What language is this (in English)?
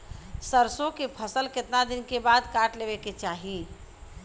Bhojpuri